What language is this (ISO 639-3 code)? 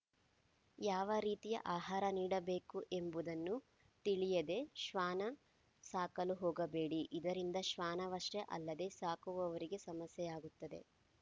kan